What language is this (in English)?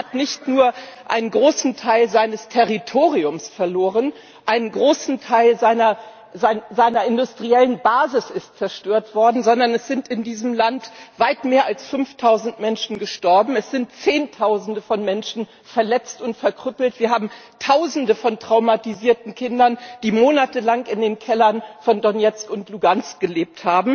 German